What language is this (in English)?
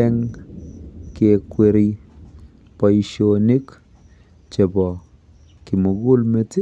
Kalenjin